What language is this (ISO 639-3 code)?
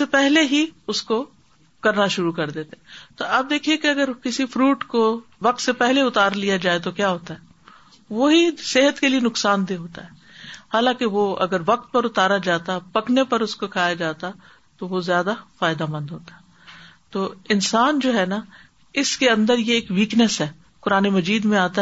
urd